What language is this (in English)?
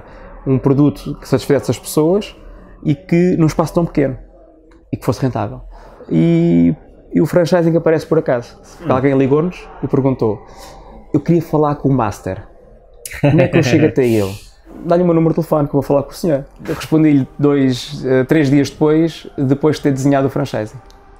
Portuguese